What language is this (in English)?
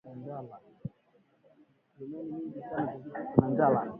Swahili